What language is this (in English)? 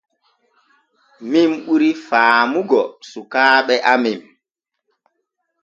Borgu Fulfulde